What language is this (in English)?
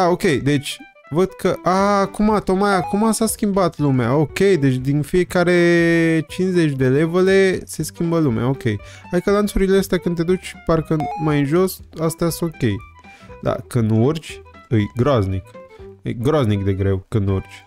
Romanian